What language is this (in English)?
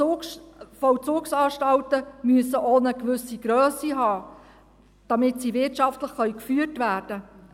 Swiss German